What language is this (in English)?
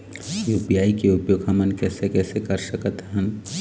Chhattisgarhi